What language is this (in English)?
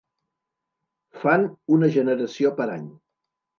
Catalan